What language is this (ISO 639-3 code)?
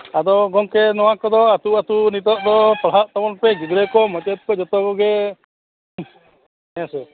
sat